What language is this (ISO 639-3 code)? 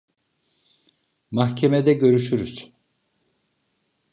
tur